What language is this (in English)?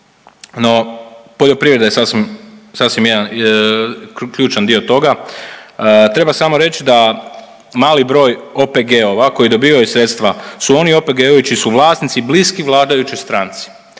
Croatian